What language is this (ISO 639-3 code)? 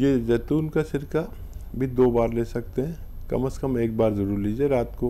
hin